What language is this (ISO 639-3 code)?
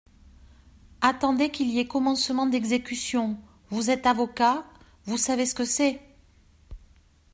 fra